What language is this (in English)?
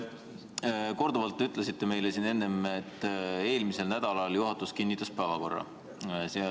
Estonian